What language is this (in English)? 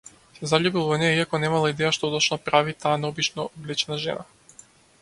Macedonian